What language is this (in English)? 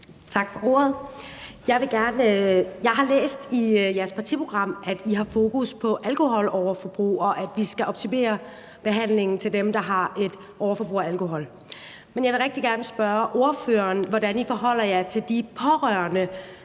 Danish